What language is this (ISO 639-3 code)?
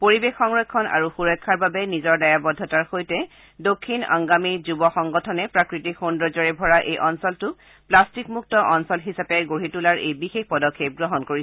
asm